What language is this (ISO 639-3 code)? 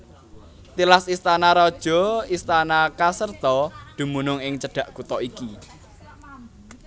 jav